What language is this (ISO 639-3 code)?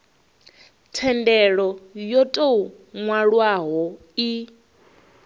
ven